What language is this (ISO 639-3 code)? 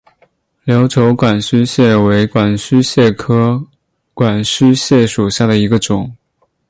zho